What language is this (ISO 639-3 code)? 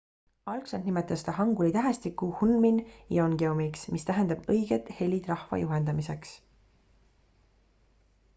est